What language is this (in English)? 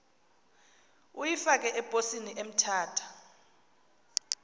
Xhosa